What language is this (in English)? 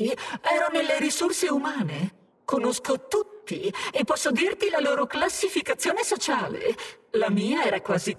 Italian